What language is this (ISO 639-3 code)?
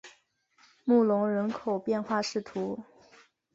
zho